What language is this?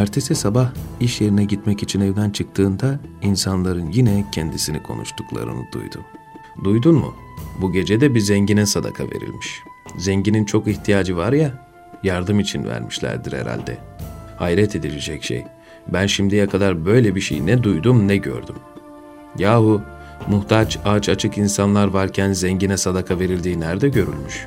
Turkish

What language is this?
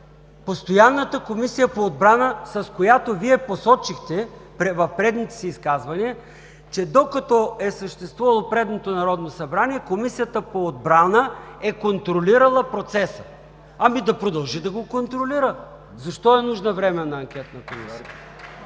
Bulgarian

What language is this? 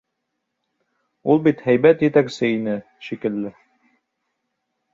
Bashkir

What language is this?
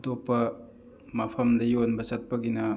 Manipuri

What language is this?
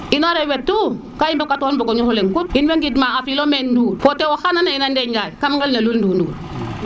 Serer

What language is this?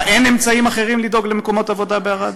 Hebrew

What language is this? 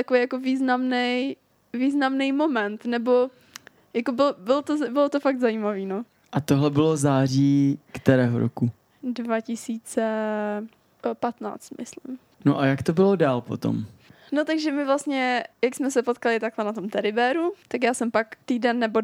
Czech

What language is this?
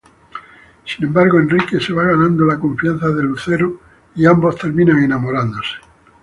Spanish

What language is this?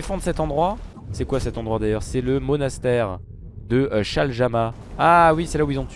French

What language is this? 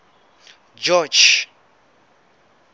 Southern Sotho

